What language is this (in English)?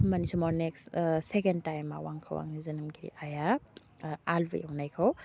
Bodo